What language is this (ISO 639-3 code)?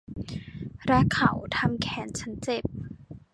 tha